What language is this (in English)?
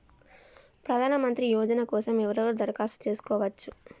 Telugu